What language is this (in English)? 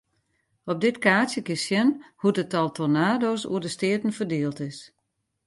Western Frisian